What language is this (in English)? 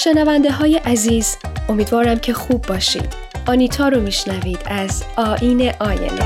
Persian